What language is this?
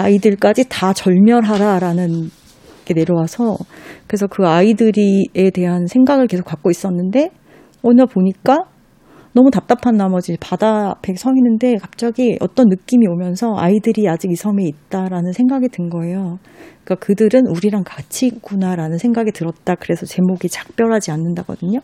Korean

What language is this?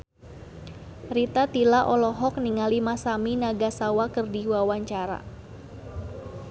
Sundanese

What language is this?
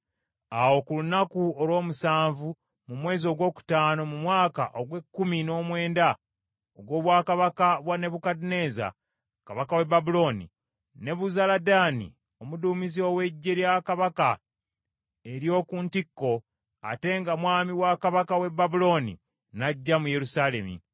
Ganda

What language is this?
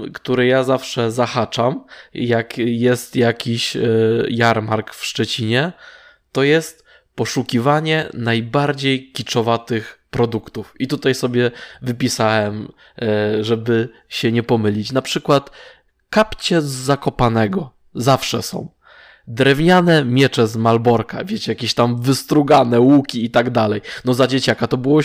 Polish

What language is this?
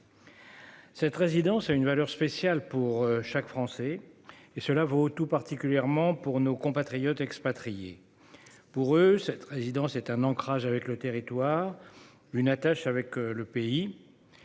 French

